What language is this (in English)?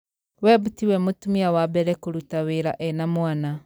Kikuyu